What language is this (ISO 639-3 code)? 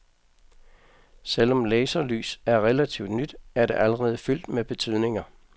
dan